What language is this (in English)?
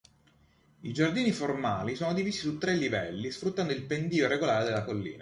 Italian